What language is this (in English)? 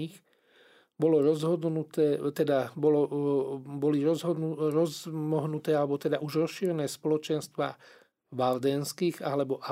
Slovak